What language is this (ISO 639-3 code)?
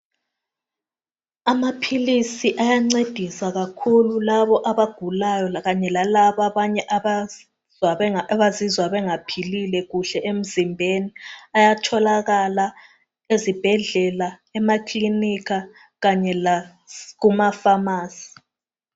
nde